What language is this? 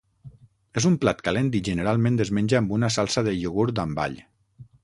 Catalan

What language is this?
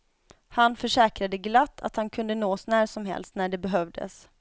Swedish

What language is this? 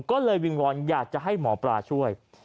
Thai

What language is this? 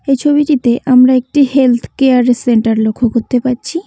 Bangla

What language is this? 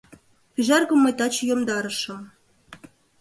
Mari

